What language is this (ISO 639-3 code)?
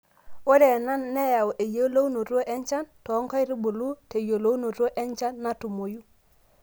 mas